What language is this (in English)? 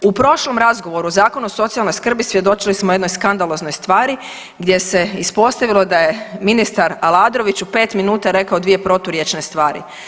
Croatian